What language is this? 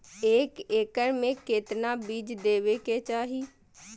Magahi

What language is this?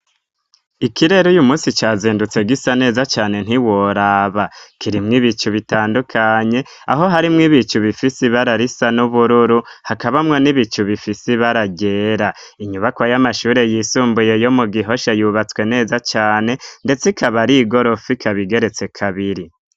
Rundi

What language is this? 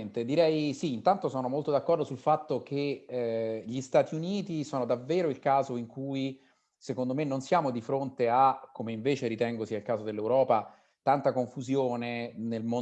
Italian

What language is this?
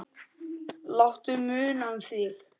Icelandic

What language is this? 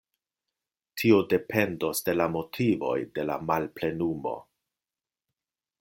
Esperanto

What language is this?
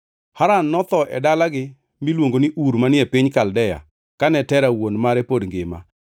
Luo (Kenya and Tanzania)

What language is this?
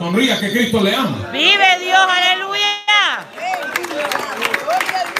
Spanish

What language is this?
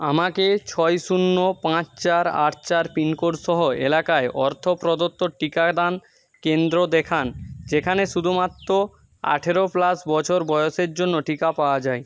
Bangla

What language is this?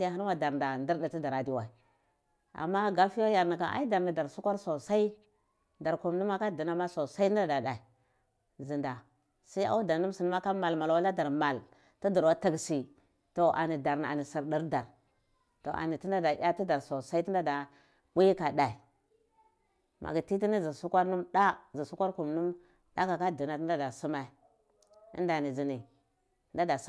Cibak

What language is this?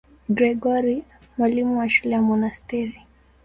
Swahili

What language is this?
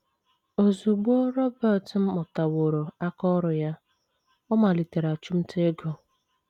Igbo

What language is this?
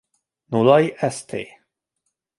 Hungarian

